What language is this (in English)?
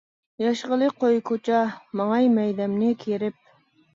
Uyghur